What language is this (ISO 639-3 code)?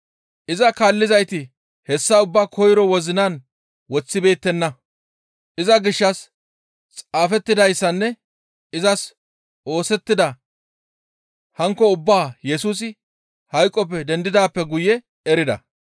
gmv